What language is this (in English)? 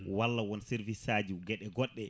Fula